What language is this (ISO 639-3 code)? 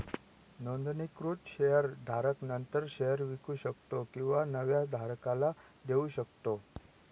mar